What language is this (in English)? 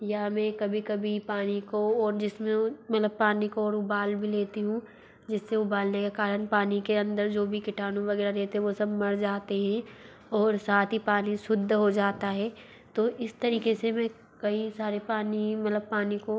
Hindi